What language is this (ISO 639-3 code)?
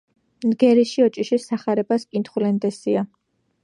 kat